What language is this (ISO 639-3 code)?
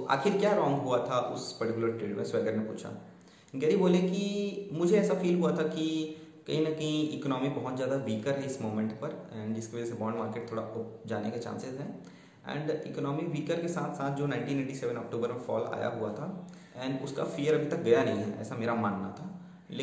hin